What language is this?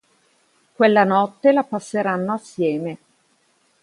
Italian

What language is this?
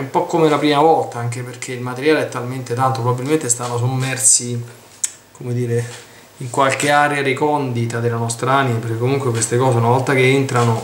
Italian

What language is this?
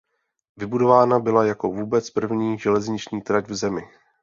Czech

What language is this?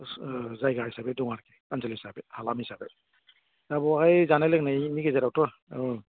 Bodo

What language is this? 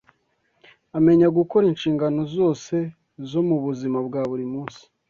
Kinyarwanda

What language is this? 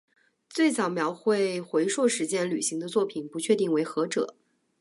Chinese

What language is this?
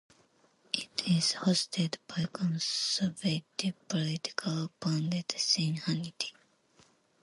English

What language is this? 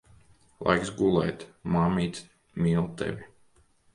Latvian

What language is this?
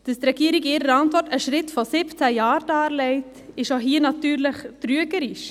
Swiss German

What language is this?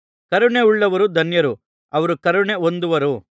Kannada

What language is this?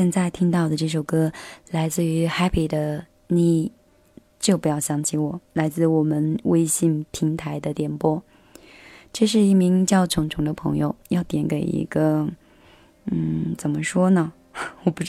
Chinese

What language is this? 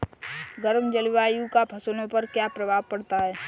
Hindi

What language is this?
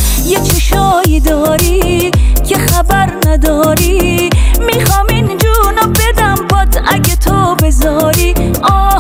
Persian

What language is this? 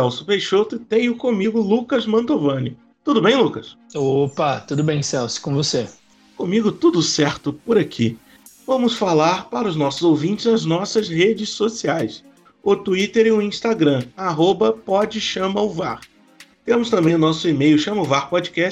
Portuguese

